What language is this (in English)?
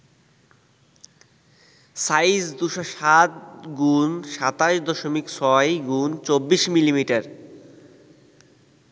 Bangla